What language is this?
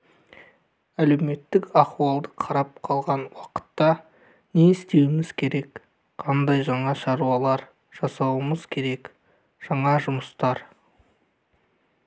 Kazakh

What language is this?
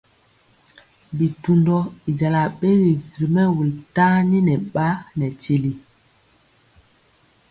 Mpiemo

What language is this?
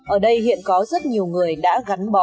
Vietnamese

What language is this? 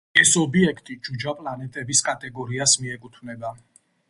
Georgian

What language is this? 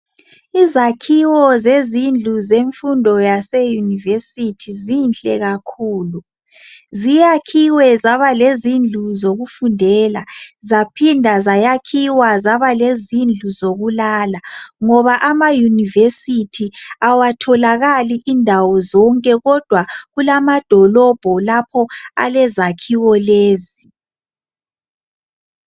North Ndebele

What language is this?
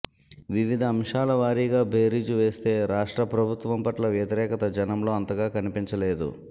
Telugu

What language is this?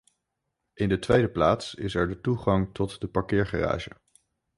Dutch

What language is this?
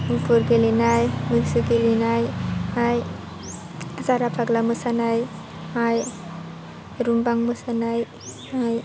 Bodo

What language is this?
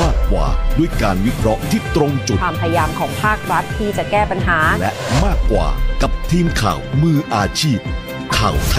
Thai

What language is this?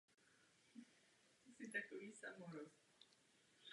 Czech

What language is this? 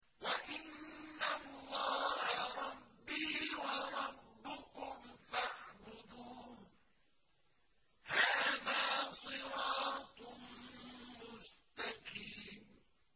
Arabic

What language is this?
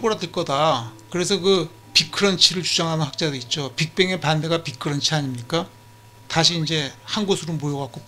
Korean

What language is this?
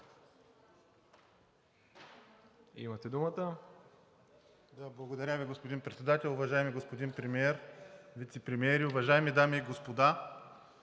Bulgarian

